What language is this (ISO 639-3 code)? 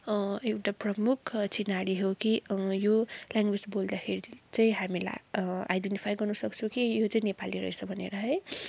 nep